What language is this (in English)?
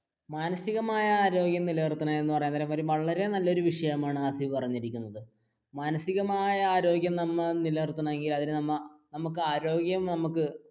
Malayalam